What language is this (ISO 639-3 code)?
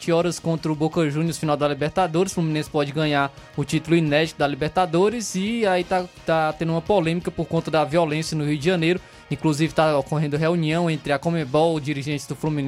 por